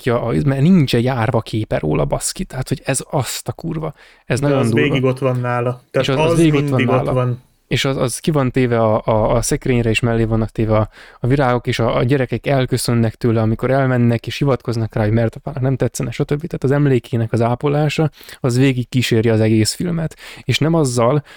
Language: Hungarian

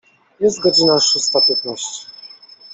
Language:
Polish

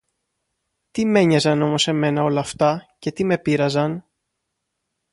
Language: Greek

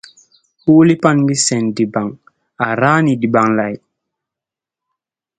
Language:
Tupuri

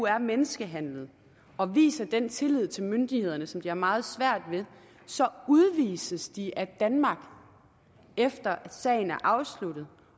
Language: Danish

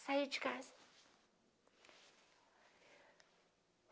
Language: Portuguese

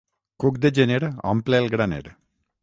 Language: Catalan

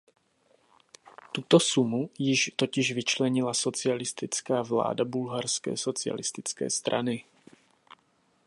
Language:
Czech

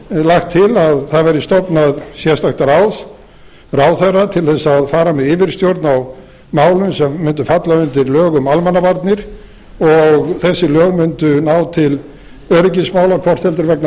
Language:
Icelandic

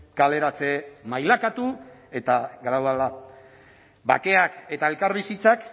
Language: Basque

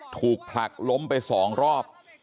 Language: Thai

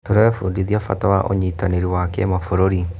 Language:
Kikuyu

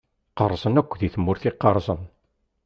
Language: Kabyle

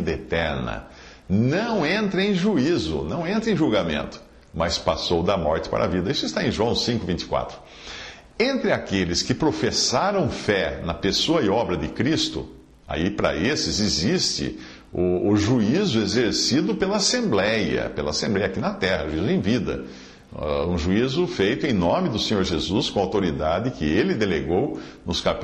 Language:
Portuguese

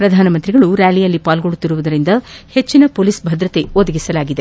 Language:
Kannada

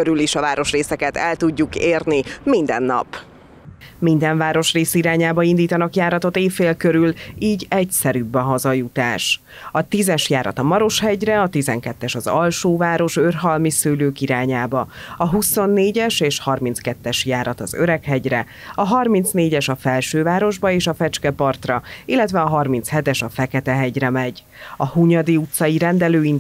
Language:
Hungarian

